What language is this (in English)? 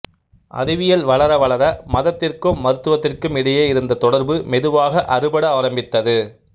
Tamil